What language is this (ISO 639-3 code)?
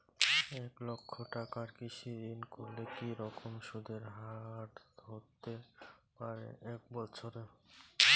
ben